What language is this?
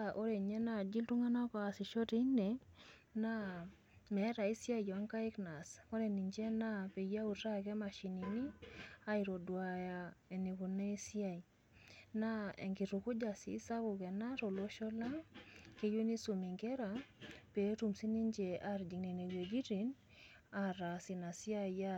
Masai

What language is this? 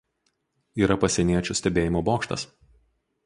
Lithuanian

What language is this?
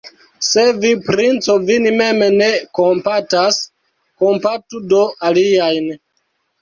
Esperanto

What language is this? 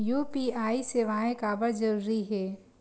Chhattisgarhi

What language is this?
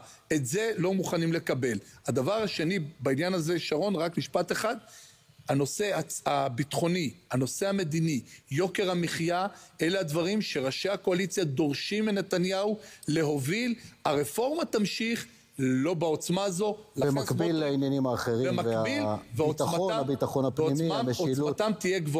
Hebrew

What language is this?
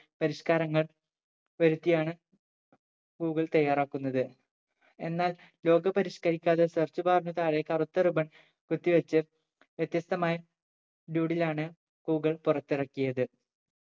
Malayalam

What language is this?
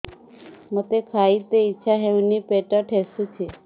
Odia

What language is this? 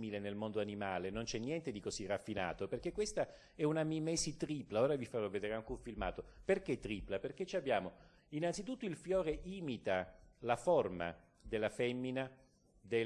Italian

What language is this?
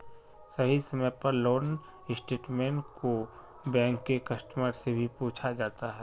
Magahi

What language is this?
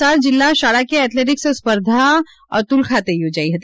Gujarati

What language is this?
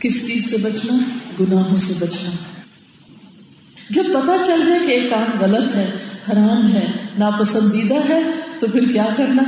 Urdu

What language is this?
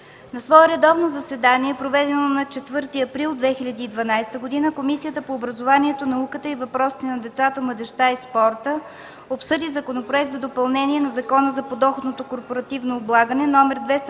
Bulgarian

